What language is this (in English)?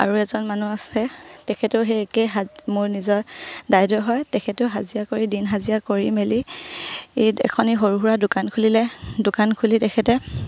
Assamese